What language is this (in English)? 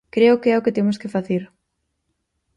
Galician